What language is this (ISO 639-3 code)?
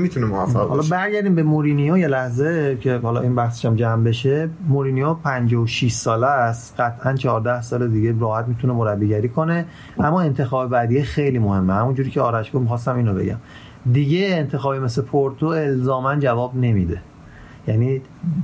fas